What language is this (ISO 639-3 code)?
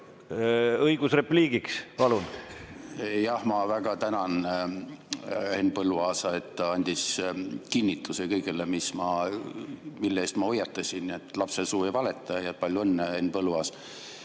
est